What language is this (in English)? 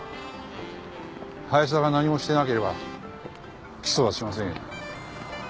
Japanese